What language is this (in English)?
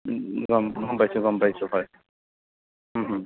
Assamese